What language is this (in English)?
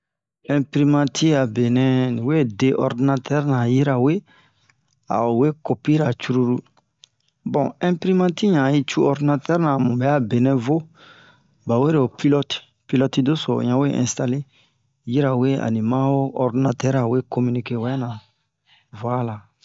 Bomu